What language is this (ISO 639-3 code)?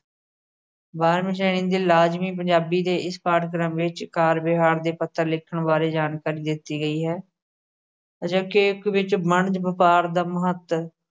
pan